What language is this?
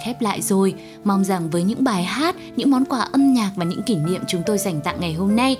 Vietnamese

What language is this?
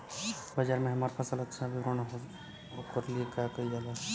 Bhojpuri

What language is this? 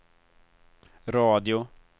Swedish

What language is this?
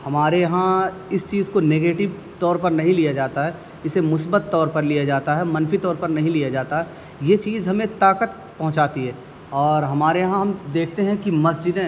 Urdu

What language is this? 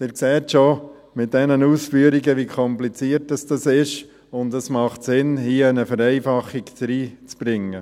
Swiss German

